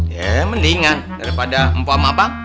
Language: Indonesian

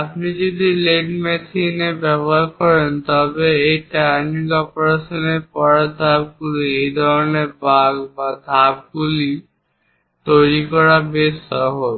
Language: Bangla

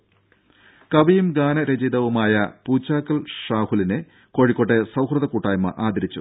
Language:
Malayalam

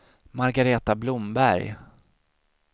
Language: Swedish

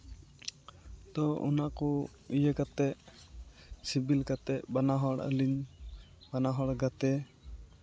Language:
Santali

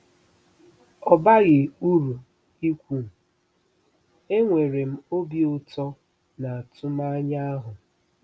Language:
Igbo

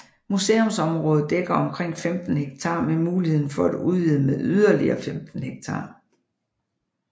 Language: Danish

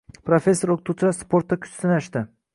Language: Uzbek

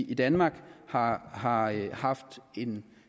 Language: Danish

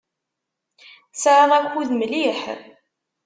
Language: Kabyle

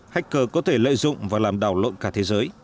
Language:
Vietnamese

